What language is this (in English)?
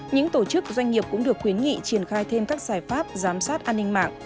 Vietnamese